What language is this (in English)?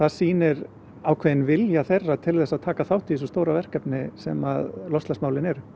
Icelandic